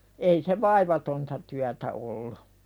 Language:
Finnish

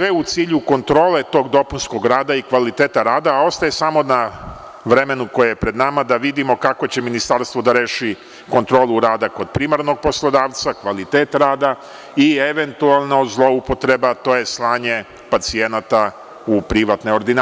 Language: Serbian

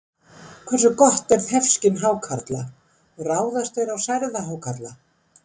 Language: Icelandic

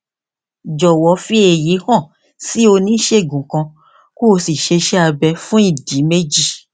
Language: Yoruba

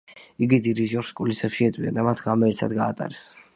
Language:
Georgian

